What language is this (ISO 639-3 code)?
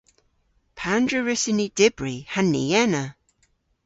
cor